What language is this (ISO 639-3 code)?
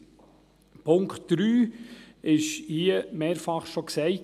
gsw